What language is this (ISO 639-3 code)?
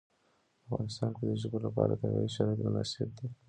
pus